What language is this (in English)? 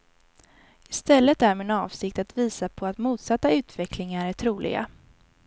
Swedish